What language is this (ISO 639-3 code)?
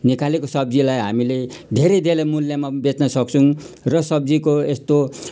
nep